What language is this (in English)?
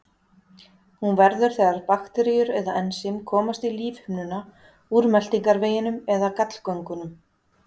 Icelandic